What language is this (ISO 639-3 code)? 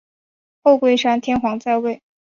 zho